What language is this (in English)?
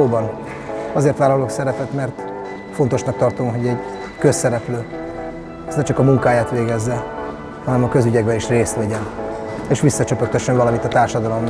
Hungarian